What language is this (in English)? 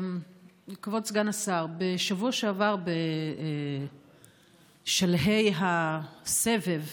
Hebrew